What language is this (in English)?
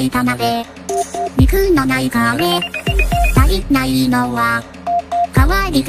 Vietnamese